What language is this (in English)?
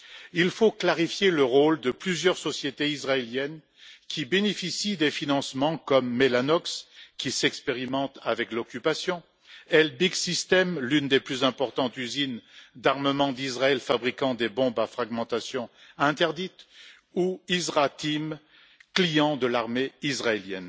French